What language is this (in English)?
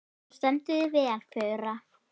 Icelandic